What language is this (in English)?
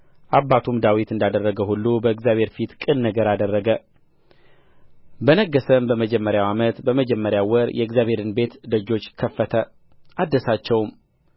Amharic